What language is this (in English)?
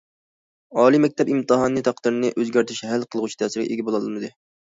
Uyghur